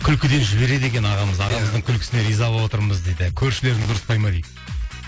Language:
Kazakh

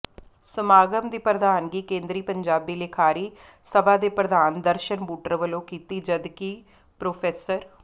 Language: Punjabi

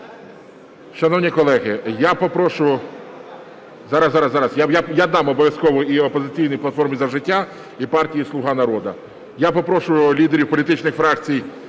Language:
Ukrainian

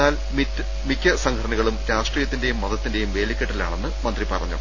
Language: Malayalam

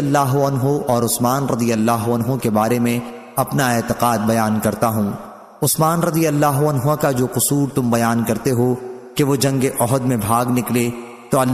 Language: Hindi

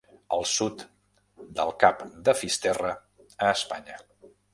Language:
Catalan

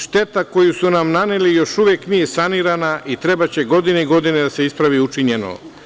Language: Serbian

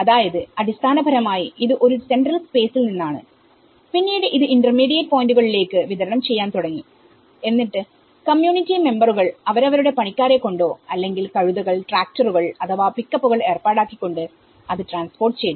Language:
Malayalam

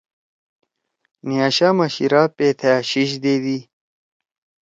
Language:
Torwali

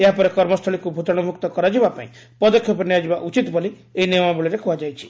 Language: Odia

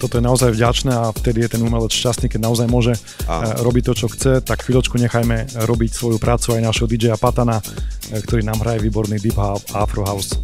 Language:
Slovak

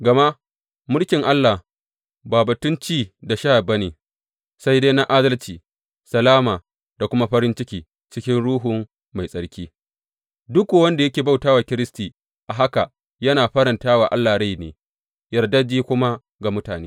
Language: Hausa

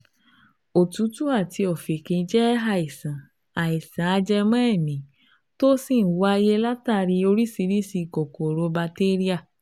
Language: Yoruba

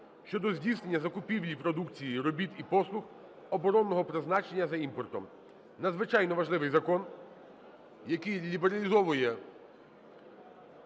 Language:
Ukrainian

